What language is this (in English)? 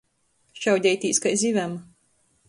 Latgalian